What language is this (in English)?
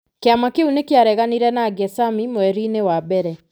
Kikuyu